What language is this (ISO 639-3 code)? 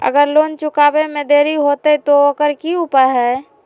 mag